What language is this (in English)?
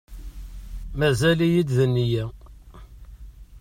Kabyle